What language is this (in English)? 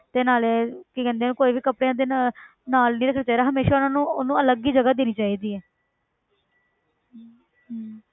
Punjabi